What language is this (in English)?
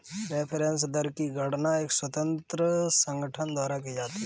Hindi